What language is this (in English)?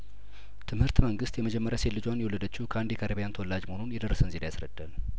Amharic